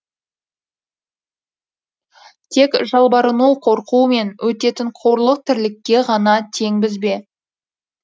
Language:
Kazakh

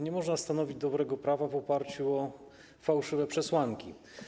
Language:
Polish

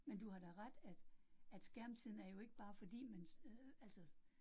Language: Danish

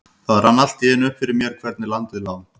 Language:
Icelandic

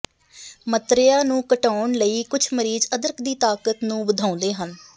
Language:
Punjabi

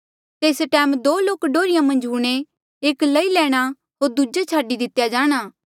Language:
Mandeali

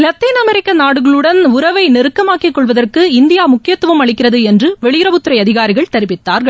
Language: Tamil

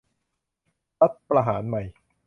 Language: Thai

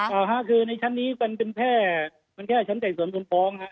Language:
Thai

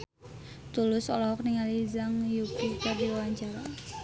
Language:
Sundanese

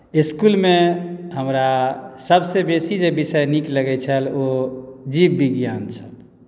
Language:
Maithili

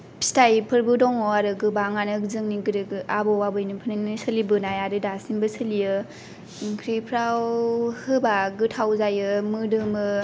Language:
Bodo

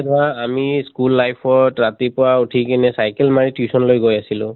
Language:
Assamese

